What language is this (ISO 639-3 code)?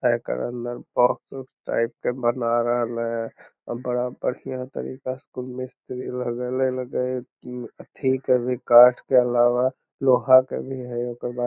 mag